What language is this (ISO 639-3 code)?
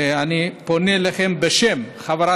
heb